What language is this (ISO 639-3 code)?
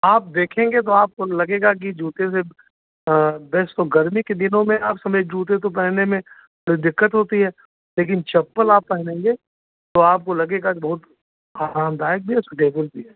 hin